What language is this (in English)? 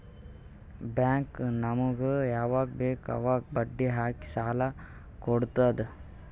Kannada